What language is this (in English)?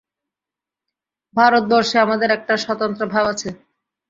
Bangla